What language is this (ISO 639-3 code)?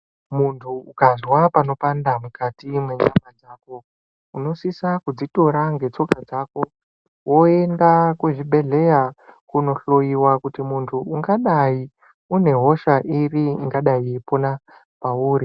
ndc